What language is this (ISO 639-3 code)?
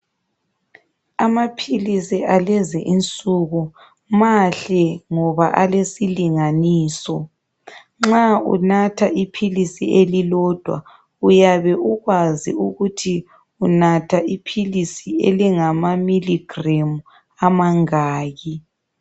nde